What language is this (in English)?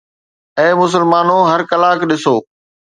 Sindhi